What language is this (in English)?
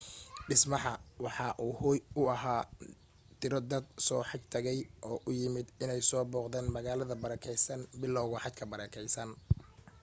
Somali